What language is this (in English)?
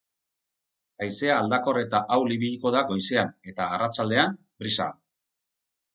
Basque